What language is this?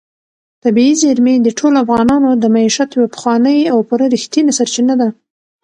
Pashto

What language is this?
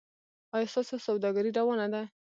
Pashto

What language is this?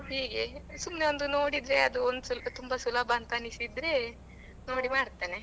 Kannada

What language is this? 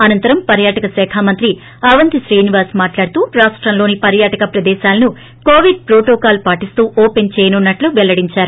Telugu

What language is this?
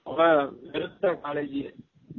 Tamil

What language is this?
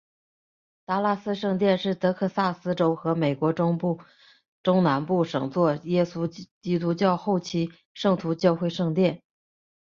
Chinese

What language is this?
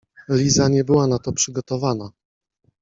Polish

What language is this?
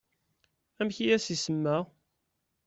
Kabyle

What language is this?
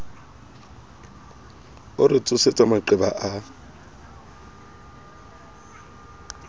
Southern Sotho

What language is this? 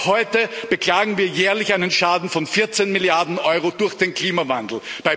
German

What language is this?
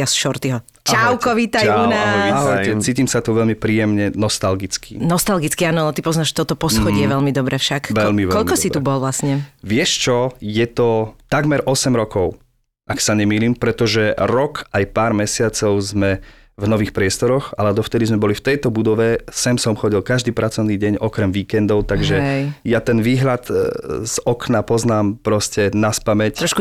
Slovak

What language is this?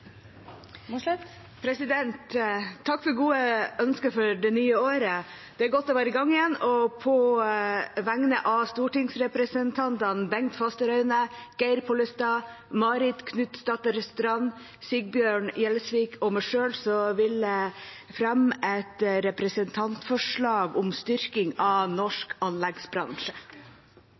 Norwegian Nynorsk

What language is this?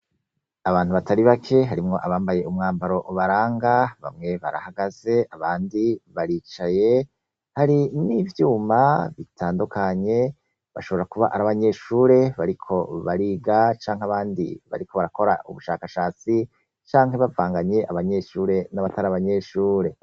Rundi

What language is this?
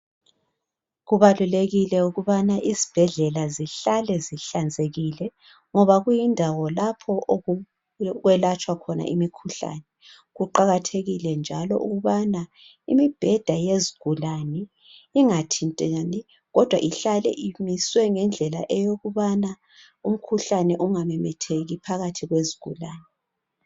North Ndebele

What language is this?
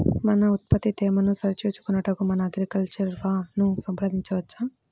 Telugu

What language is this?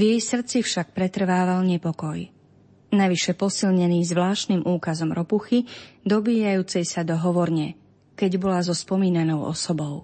Slovak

